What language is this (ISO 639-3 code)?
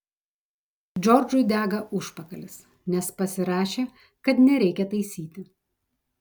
lit